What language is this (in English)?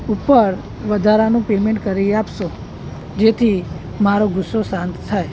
Gujarati